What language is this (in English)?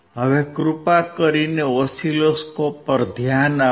Gujarati